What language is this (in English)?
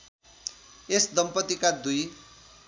Nepali